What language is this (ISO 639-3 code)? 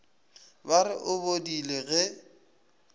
nso